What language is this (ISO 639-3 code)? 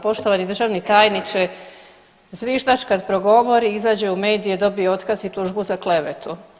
hrv